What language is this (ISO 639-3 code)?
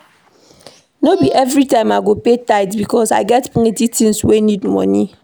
pcm